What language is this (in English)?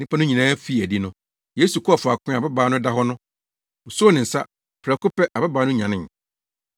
Akan